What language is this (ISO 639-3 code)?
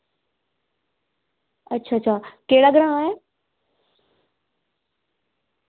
doi